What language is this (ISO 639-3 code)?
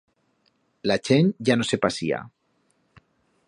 arg